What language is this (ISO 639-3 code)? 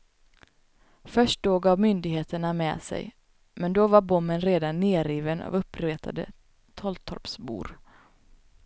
swe